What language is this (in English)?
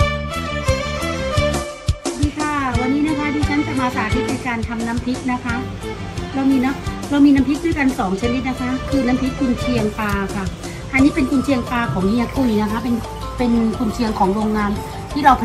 Thai